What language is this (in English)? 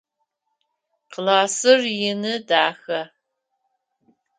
Adyghe